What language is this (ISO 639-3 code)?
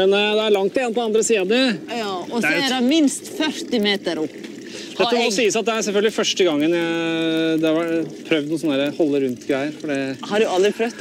nor